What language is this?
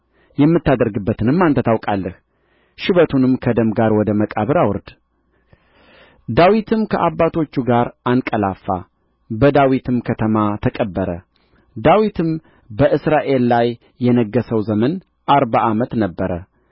Amharic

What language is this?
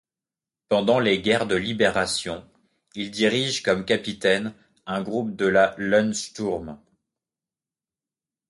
French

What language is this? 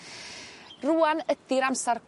Welsh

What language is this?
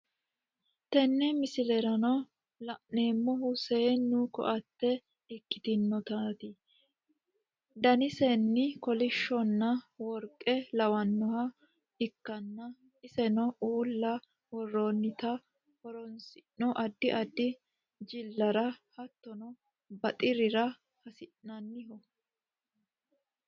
Sidamo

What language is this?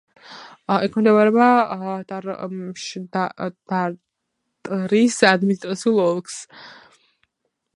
Georgian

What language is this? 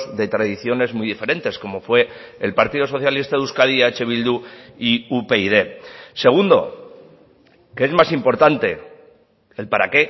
Spanish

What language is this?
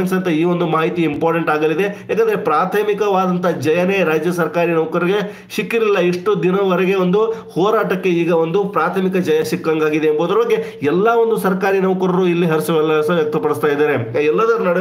Kannada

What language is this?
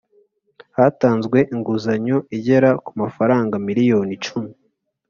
Kinyarwanda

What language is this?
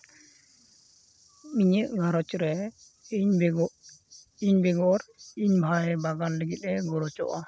Santali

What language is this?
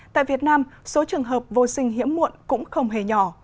Vietnamese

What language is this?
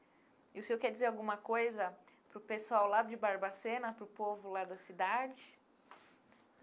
Portuguese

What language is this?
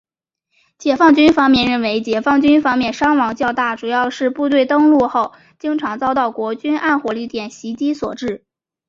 Chinese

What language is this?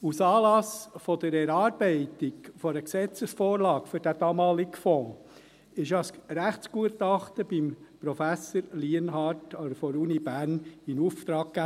Swiss German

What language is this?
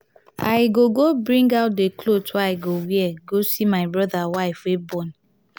Nigerian Pidgin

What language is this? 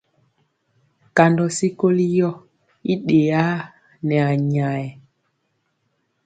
Mpiemo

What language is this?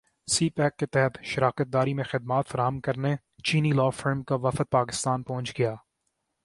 Urdu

